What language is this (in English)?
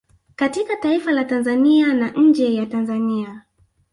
Swahili